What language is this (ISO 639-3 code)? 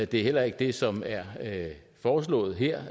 dan